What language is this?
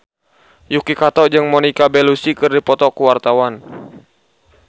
Sundanese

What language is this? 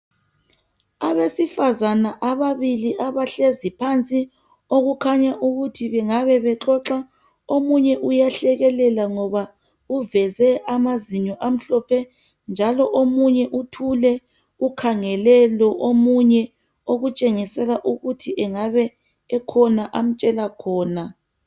North Ndebele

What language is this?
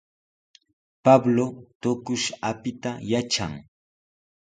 Sihuas Ancash Quechua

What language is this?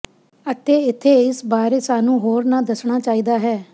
Punjabi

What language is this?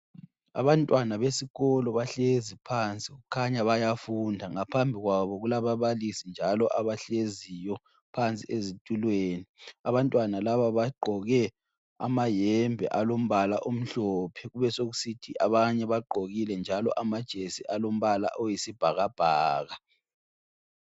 North Ndebele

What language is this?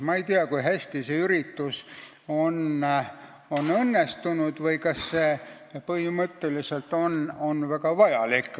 Estonian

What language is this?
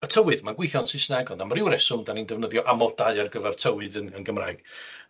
Welsh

